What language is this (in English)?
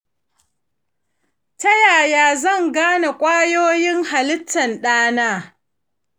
Hausa